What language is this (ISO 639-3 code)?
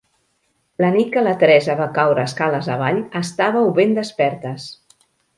cat